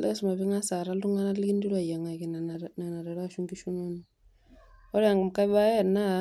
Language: Masai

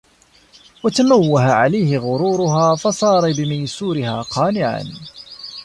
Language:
Arabic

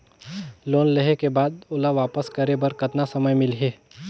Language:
Chhattisgarhi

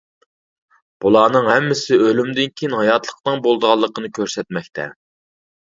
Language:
Uyghur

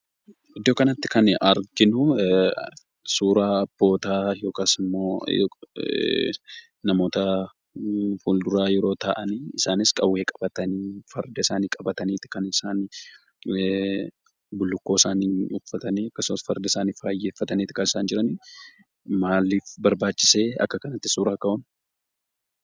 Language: Oromo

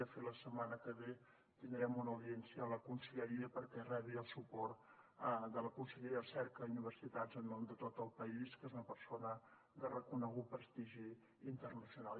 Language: Catalan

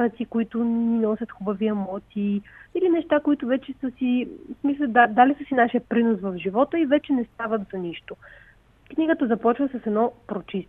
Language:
Bulgarian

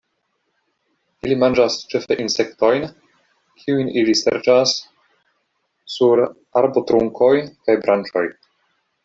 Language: Esperanto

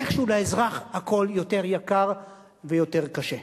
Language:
Hebrew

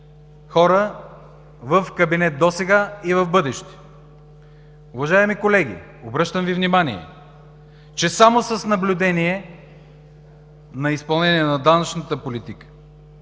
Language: Bulgarian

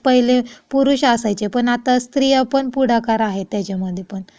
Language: Marathi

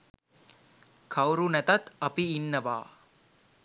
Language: Sinhala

